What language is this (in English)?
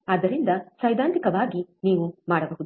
Kannada